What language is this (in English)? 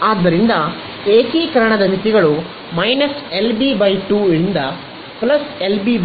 Kannada